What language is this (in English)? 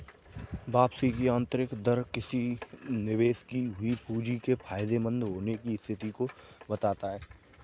Hindi